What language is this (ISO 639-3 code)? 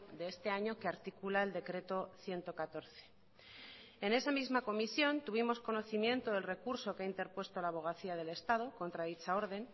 spa